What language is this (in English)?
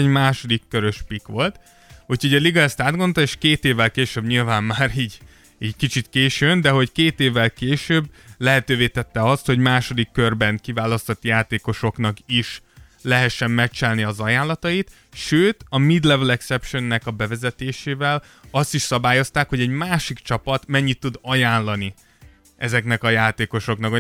Hungarian